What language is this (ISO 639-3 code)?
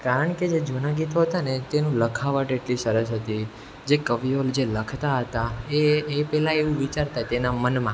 guj